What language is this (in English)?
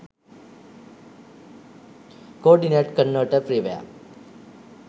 Sinhala